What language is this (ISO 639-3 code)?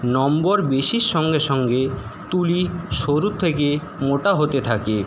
ben